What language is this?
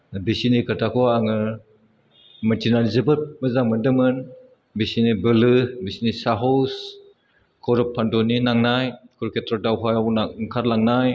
Bodo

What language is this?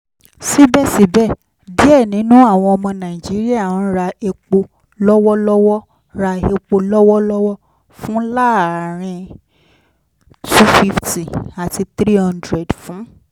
Yoruba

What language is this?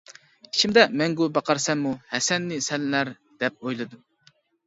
Uyghur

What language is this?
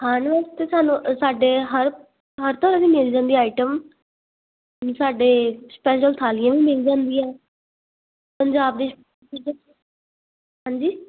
Punjabi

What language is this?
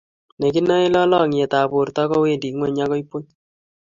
Kalenjin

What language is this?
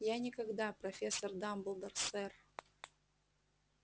Russian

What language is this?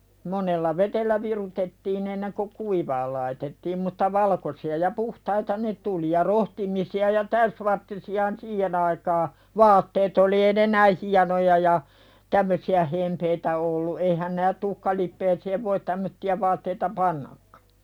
Finnish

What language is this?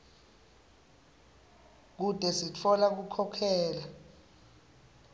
Swati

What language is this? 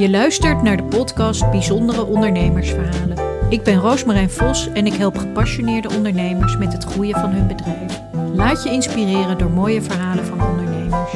Dutch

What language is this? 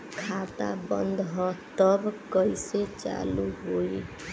Bhojpuri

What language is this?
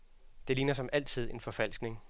Danish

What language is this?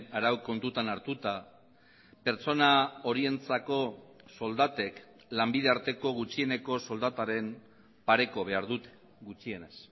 Basque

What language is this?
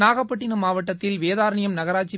Tamil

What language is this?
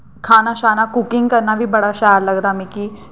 Dogri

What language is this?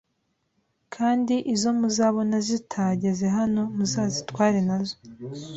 Kinyarwanda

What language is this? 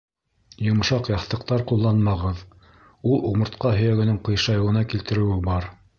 Bashkir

